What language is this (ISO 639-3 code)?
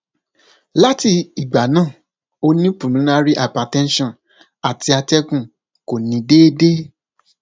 yor